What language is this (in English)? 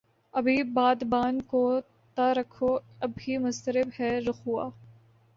Urdu